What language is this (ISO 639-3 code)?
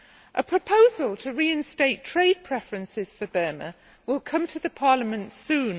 eng